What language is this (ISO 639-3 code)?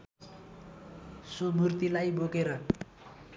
nep